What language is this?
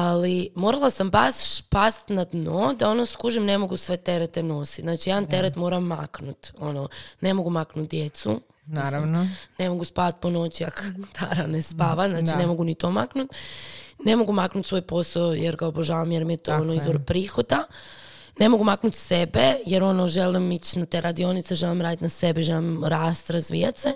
Croatian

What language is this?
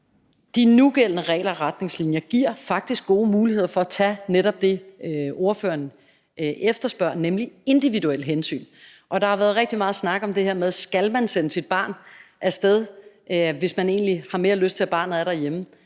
Danish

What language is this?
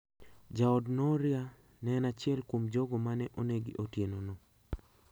Luo (Kenya and Tanzania)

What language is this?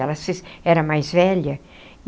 Portuguese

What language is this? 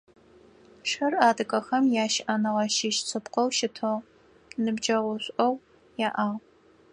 Adyghe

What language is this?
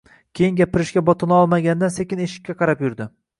Uzbek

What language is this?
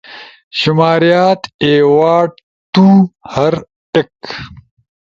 Ushojo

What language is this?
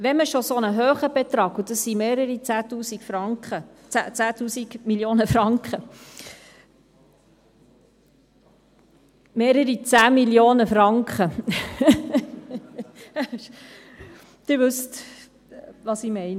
Swiss German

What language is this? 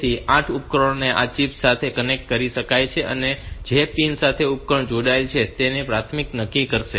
Gujarati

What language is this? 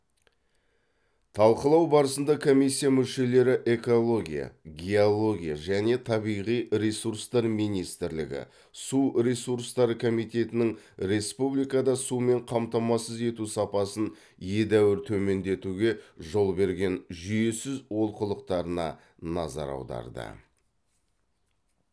Kazakh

